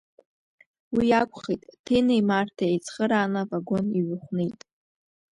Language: Abkhazian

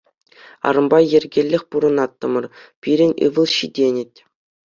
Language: Chuvash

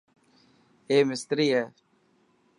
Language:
Dhatki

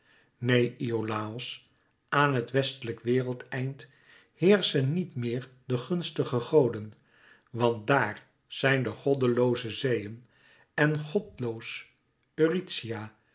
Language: Dutch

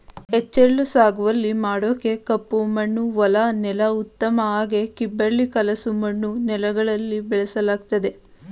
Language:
Kannada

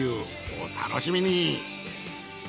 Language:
Japanese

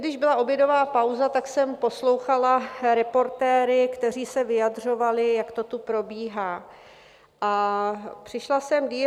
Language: Czech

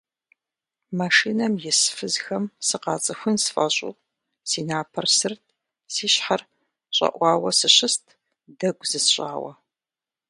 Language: Kabardian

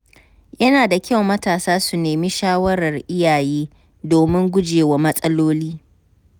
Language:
Hausa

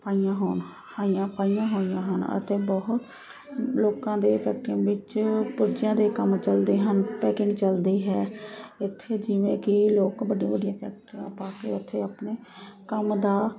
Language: Punjabi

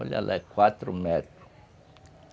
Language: Portuguese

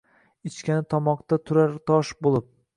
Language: Uzbek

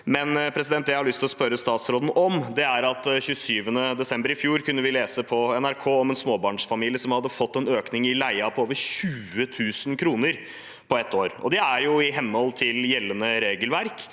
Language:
Norwegian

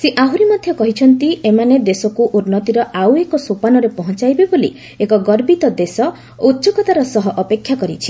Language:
Odia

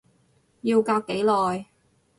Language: Cantonese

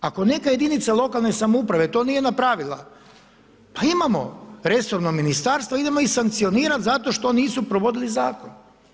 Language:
Croatian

